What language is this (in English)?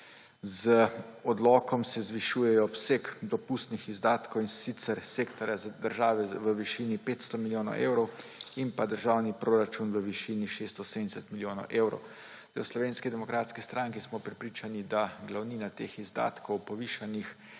Slovenian